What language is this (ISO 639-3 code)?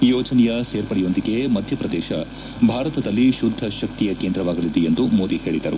kan